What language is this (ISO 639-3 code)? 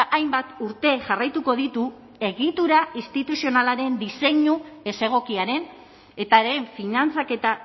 eus